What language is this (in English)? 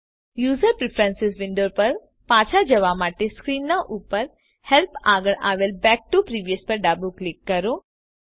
Gujarati